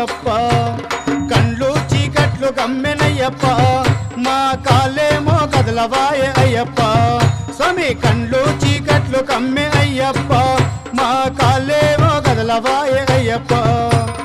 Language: Arabic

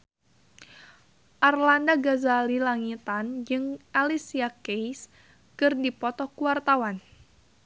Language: Sundanese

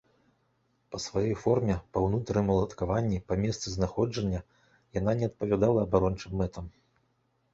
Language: Belarusian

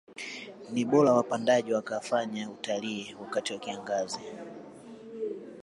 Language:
Swahili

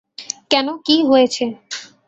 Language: Bangla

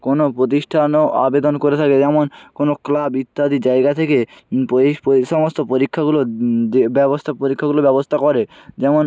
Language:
Bangla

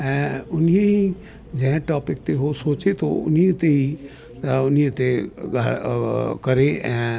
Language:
Sindhi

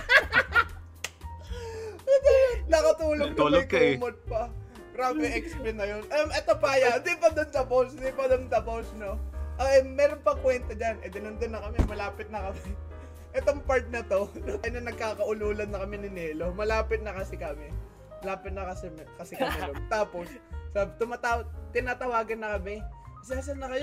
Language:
Filipino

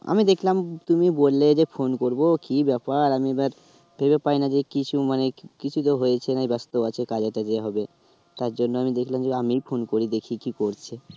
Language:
Bangla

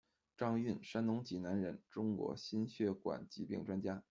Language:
Chinese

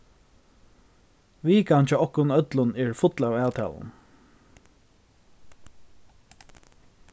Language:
Faroese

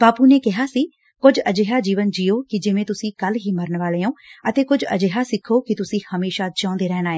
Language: Punjabi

